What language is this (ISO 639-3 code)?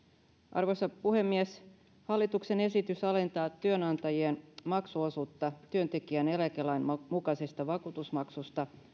fin